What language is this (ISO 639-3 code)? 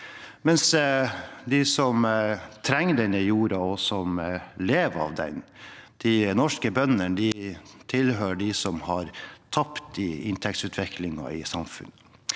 nor